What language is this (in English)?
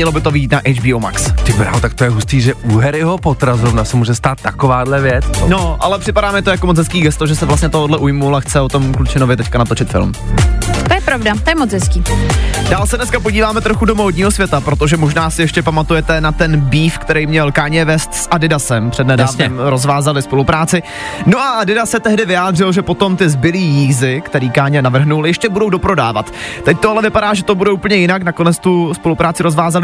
Czech